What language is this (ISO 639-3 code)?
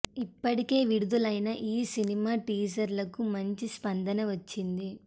tel